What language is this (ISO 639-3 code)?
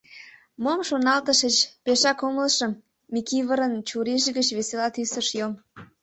chm